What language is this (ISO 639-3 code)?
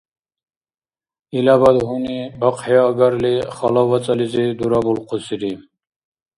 dar